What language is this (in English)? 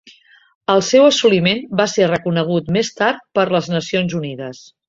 Catalan